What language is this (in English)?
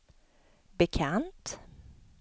Swedish